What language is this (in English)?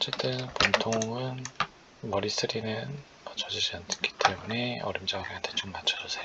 Korean